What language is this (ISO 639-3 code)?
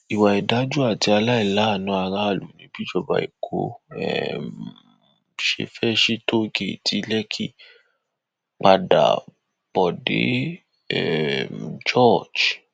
yor